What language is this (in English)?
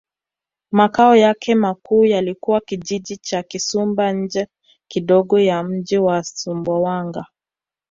Swahili